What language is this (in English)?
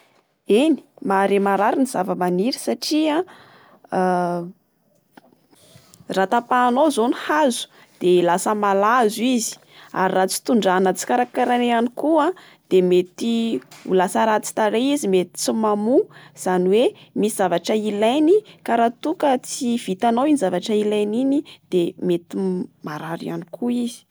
Malagasy